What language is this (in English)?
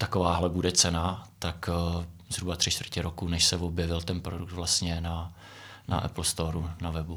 Czech